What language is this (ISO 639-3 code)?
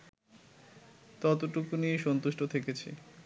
ben